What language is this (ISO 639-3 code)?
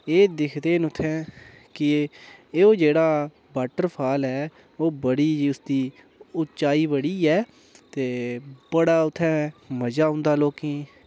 doi